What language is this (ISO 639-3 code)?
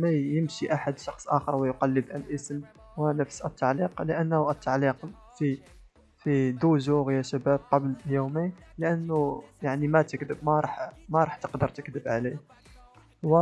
ara